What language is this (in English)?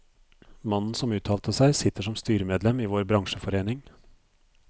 Norwegian